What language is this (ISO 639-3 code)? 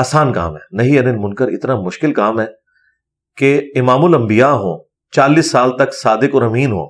urd